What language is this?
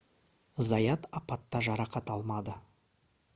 Kazakh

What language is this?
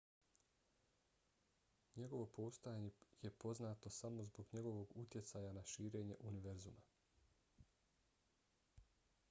Bosnian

